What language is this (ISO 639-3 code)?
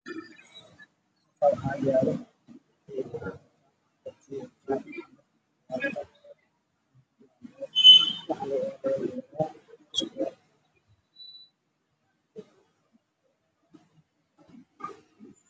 som